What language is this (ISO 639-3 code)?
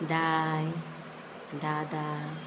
kok